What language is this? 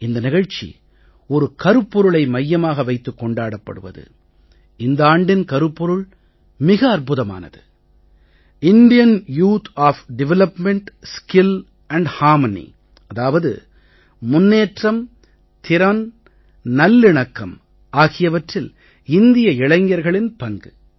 Tamil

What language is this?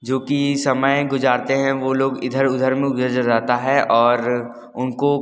Hindi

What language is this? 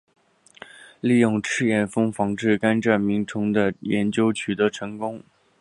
Chinese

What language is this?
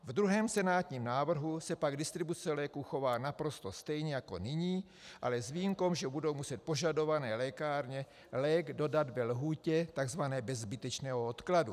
Czech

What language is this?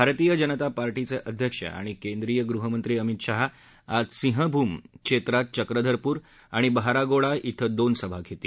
Marathi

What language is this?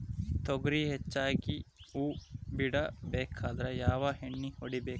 Kannada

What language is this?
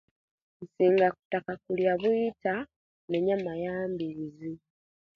Kenyi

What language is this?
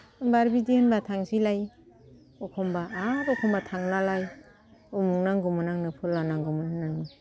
Bodo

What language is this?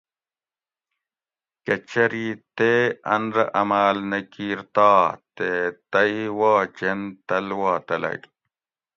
Gawri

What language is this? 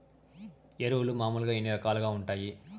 Telugu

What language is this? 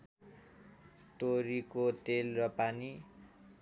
Nepali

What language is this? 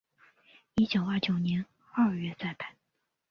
Chinese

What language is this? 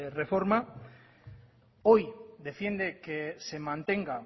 Spanish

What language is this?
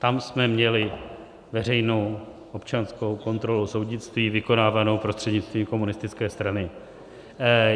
Czech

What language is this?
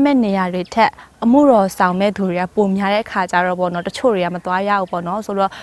Thai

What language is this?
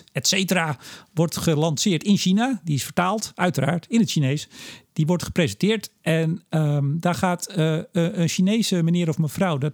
Dutch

